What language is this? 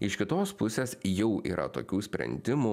Lithuanian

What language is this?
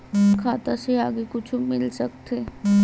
Chhattisgarhi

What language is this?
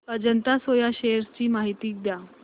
Marathi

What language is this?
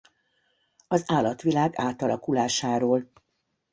Hungarian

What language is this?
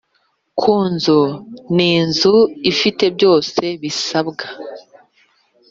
Kinyarwanda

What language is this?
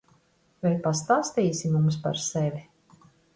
Latvian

